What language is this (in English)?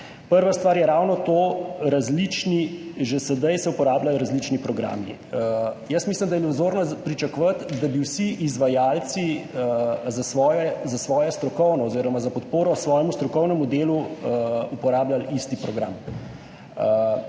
Slovenian